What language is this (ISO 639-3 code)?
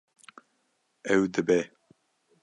kur